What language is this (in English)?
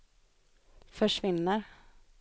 Swedish